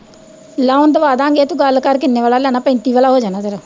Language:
Punjabi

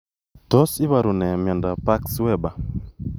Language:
Kalenjin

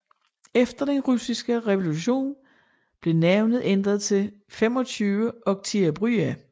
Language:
Danish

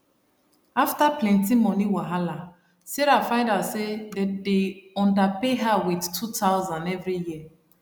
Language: Nigerian Pidgin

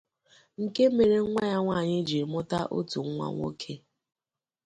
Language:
Igbo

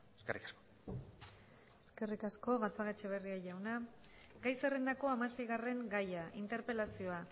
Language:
Basque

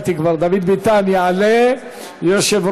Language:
Hebrew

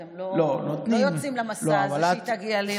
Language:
Hebrew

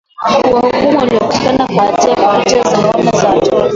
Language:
Swahili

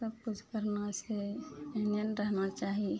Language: Maithili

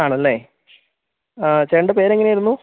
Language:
Malayalam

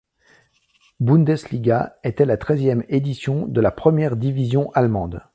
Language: French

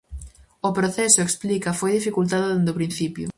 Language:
Galician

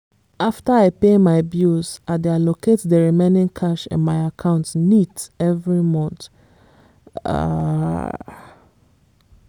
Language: Nigerian Pidgin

